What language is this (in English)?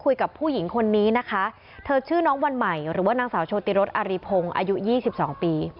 Thai